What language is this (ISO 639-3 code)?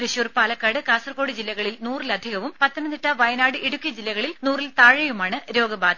mal